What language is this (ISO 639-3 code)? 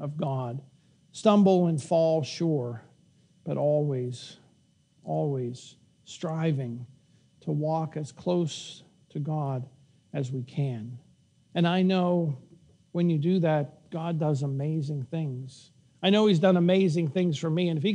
eng